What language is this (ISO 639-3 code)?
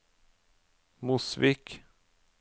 nor